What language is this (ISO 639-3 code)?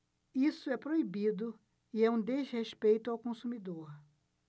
por